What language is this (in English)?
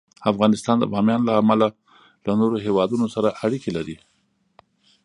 Pashto